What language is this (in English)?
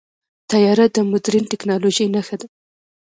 Pashto